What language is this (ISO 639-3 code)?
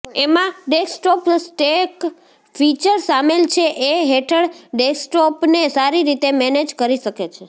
guj